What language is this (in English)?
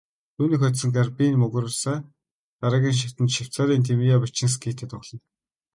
Mongolian